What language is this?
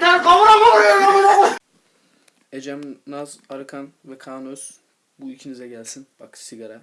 Turkish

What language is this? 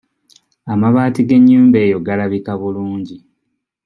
Ganda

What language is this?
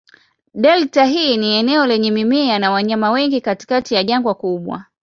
Swahili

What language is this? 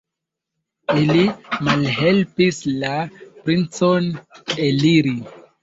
Esperanto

